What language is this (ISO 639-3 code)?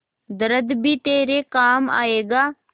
hin